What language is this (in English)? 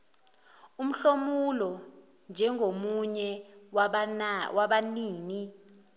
Zulu